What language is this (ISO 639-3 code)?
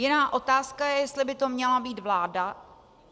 ces